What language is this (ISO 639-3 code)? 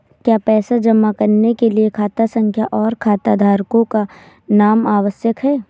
hin